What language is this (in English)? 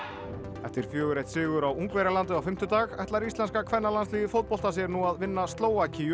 Icelandic